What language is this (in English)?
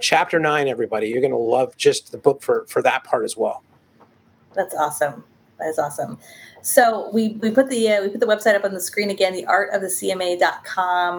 English